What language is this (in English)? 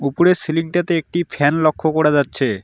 Bangla